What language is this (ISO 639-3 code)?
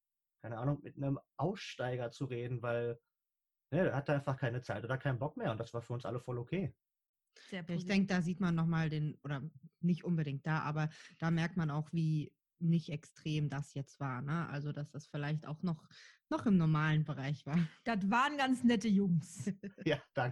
deu